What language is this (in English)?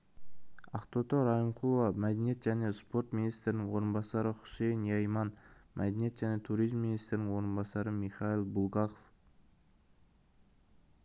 Kazakh